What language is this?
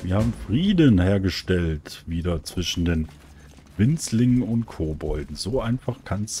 German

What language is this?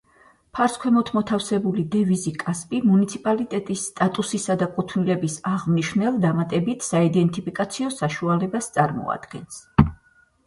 Georgian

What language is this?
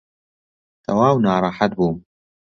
Central Kurdish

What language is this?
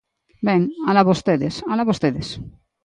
Galician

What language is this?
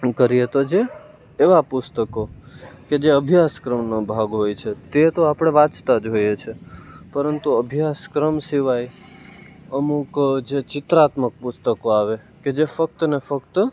Gujarati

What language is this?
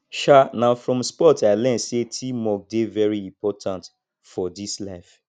Nigerian Pidgin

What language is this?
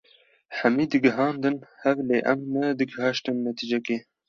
Kurdish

